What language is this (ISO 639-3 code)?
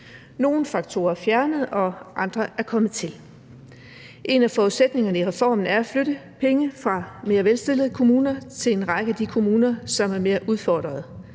dan